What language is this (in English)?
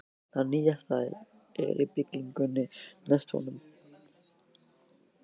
Icelandic